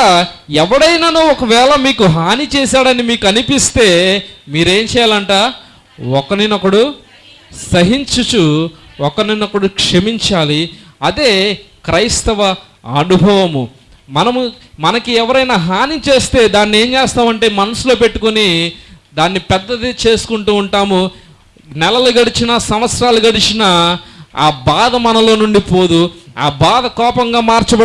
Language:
Indonesian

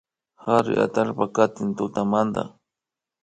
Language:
Imbabura Highland Quichua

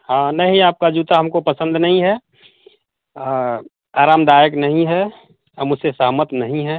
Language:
Hindi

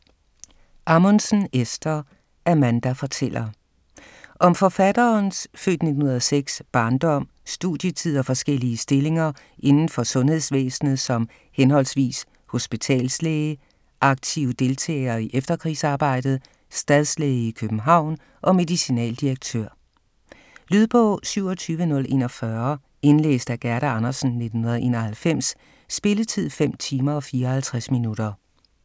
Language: Danish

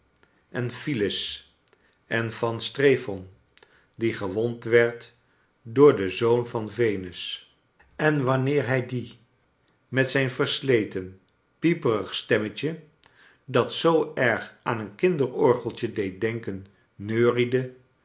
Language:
Dutch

